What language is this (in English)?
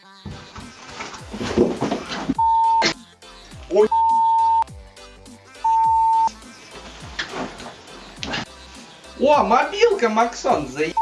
Russian